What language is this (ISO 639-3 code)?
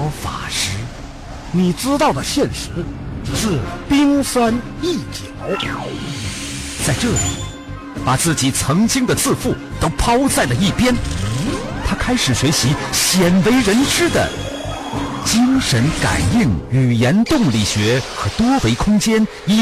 zho